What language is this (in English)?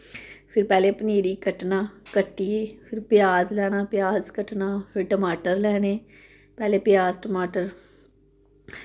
Dogri